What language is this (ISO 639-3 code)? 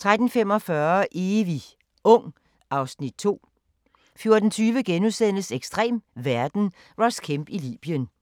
dan